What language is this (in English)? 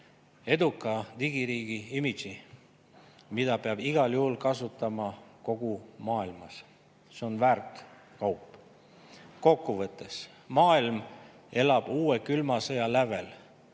Estonian